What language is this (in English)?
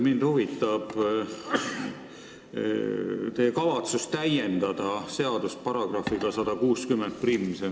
Estonian